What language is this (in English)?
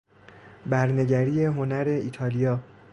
Persian